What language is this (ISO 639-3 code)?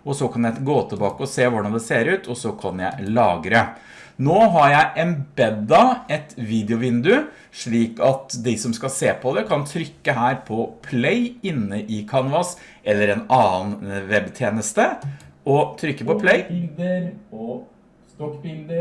nor